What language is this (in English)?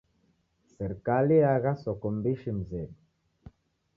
Taita